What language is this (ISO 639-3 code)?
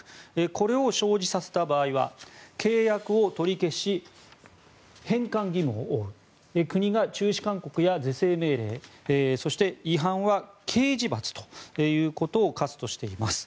jpn